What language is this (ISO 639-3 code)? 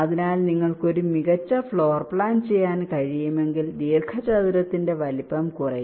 mal